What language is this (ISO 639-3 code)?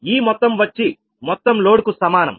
tel